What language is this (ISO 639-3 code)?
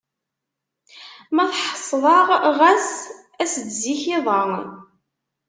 kab